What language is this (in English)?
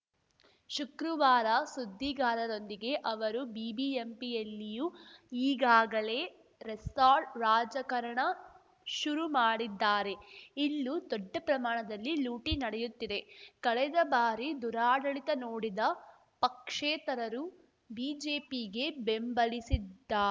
Kannada